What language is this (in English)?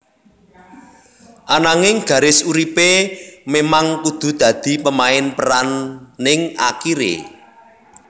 Javanese